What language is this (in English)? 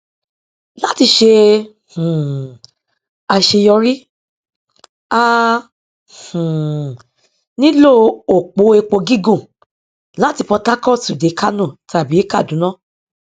Yoruba